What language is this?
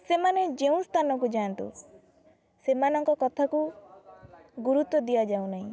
Odia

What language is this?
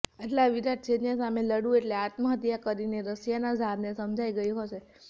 Gujarati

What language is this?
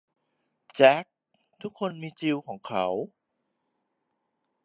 Thai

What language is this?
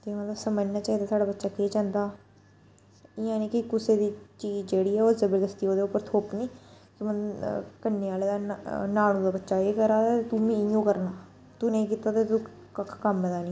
Dogri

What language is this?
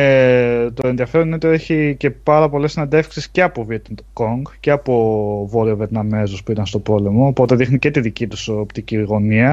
Greek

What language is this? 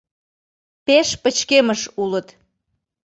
Mari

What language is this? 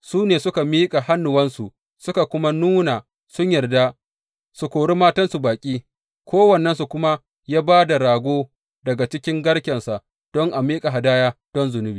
Hausa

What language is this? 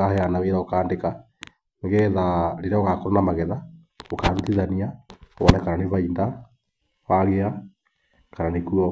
Kikuyu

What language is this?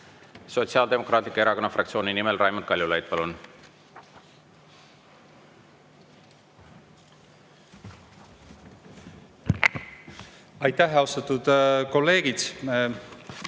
Estonian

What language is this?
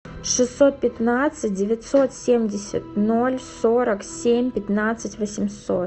Russian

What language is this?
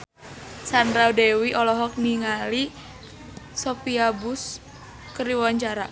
Sundanese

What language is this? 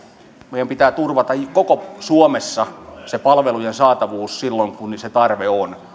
Finnish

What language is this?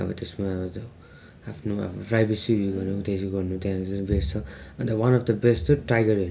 Nepali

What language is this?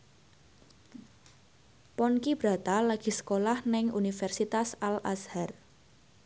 Javanese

